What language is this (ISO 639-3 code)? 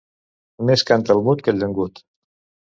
cat